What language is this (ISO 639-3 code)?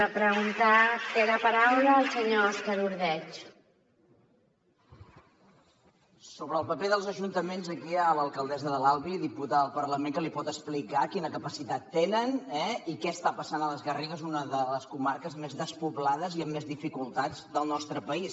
cat